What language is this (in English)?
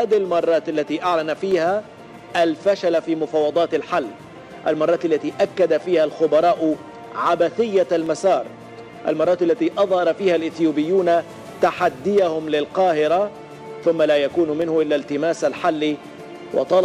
Arabic